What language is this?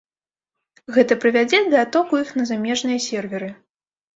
Belarusian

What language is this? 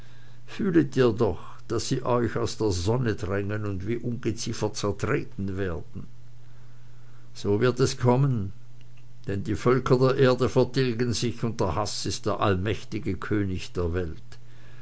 German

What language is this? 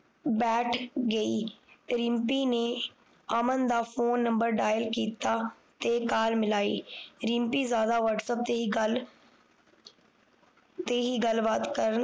Punjabi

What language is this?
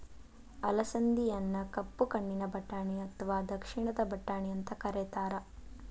Kannada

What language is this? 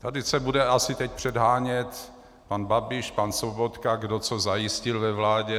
Czech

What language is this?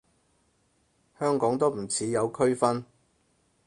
Cantonese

